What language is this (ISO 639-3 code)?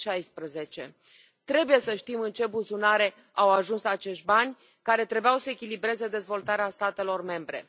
ron